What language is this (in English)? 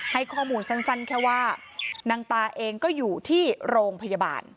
Thai